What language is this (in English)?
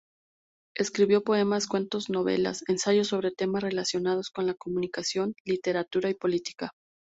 Spanish